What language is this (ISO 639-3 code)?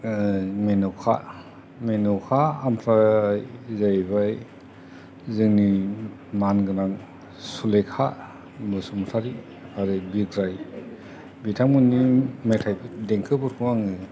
brx